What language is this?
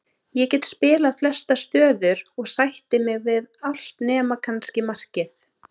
Icelandic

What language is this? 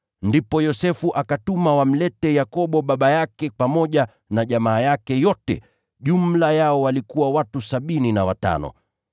Swahili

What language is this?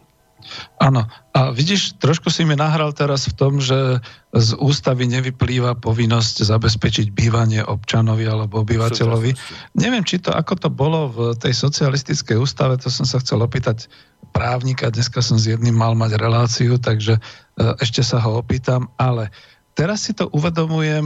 Slovak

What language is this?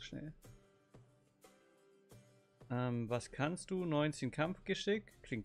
German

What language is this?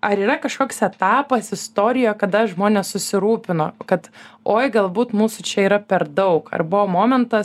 Lithuanian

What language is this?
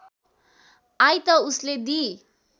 Nepali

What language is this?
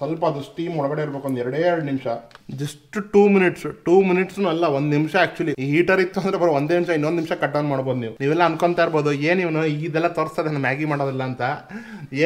Kannada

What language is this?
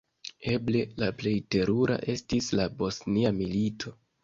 Esperanto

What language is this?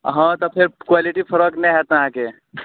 Maithili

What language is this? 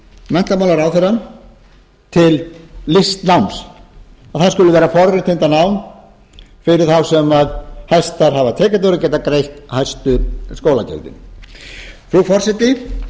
Icelandic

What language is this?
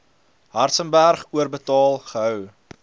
Afrikaans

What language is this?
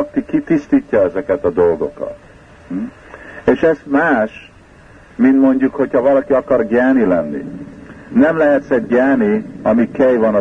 Hungarian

